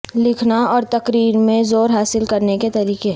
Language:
Urdu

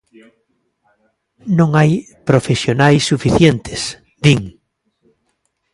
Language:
Galician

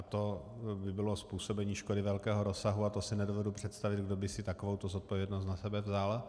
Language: Czech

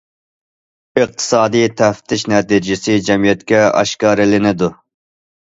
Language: Uyghur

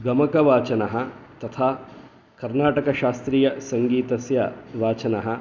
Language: Sanskrit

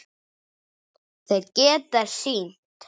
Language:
Icelandic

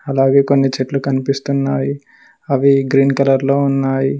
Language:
Telugu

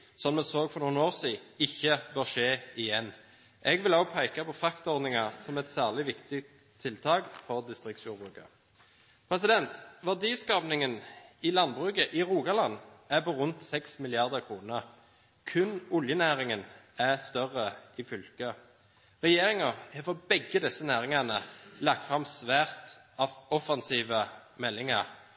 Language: Norwegian Bokmål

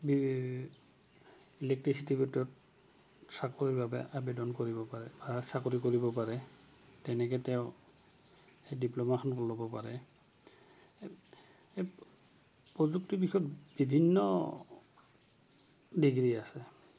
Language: Assamese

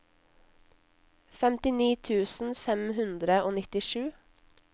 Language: Norwegian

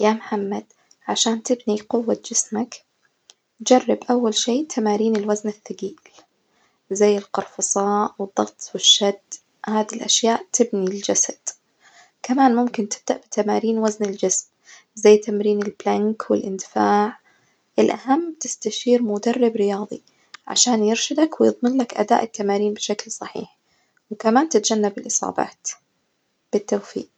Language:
Najdi Arabic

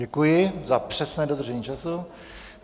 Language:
Czech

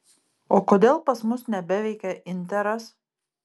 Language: Lithuanian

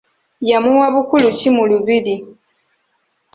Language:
Ganda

